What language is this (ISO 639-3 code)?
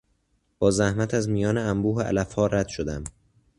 fas